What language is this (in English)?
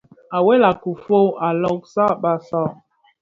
Bafia